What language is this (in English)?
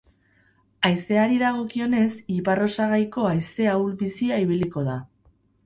Basque